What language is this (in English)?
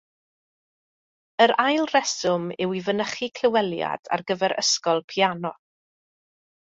Welsh